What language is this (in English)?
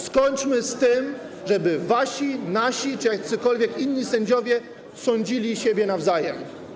Polish